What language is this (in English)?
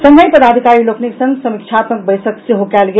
Maithili